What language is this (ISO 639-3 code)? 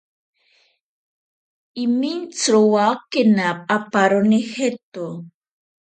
prq